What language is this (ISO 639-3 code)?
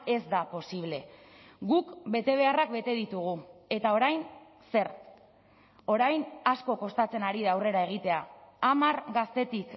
eus